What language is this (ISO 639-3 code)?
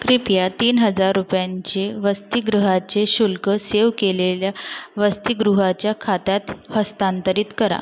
mar